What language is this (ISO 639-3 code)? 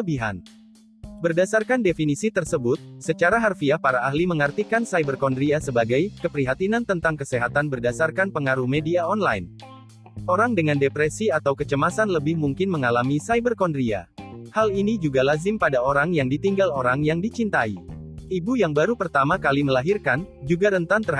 ind